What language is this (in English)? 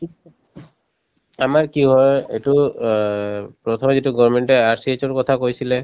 Assamese